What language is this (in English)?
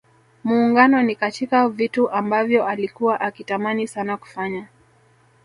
Swahili